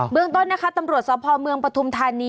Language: Thai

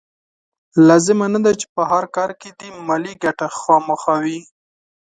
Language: Pashto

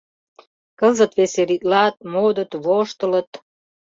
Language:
Mari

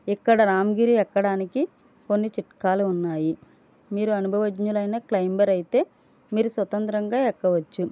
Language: Telugu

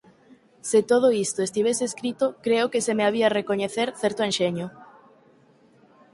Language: Galician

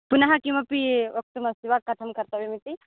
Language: Sanskrit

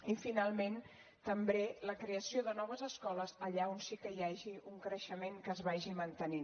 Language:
Catalan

